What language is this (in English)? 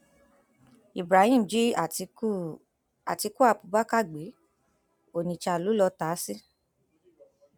Yoruba